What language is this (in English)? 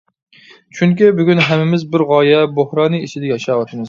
Uyghur